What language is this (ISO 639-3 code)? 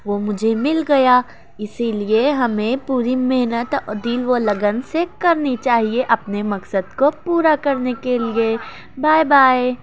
urd